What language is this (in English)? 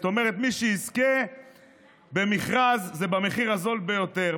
Hebrew